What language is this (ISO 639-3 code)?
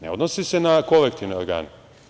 srp